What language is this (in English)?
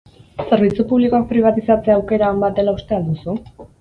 Basque